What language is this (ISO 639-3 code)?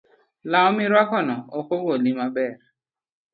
luo